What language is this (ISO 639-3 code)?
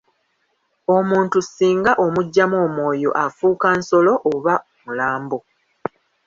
lug